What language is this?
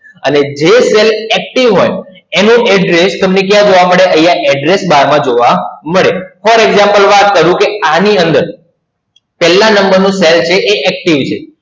Gujarati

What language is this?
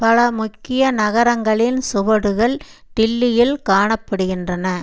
Tamil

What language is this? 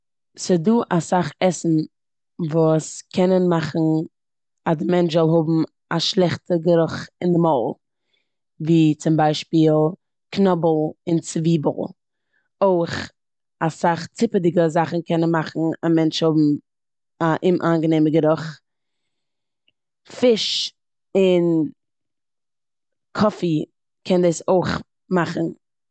Yiddish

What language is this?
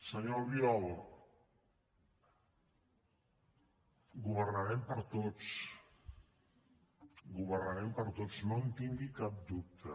Catalan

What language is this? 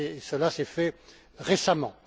French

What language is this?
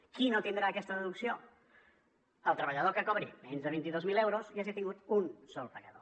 Catalan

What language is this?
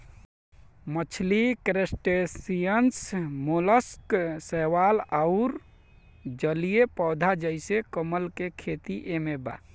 Bhojpuri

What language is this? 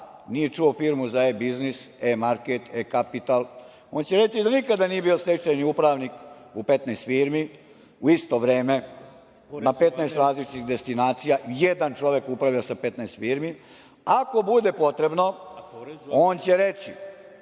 Serbian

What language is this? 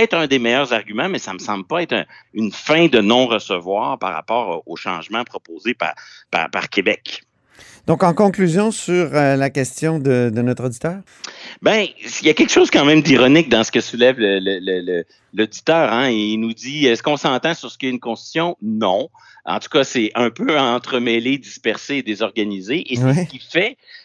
French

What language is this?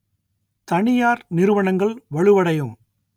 Tamil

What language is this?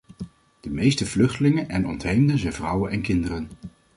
Dutch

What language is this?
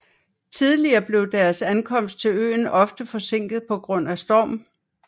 Danish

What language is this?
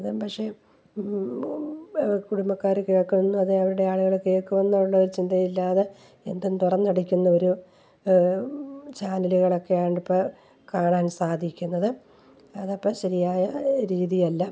Malayalam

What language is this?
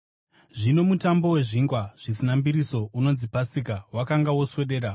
Shona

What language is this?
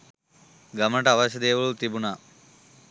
Sinhala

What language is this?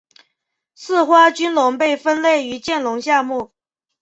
Chinese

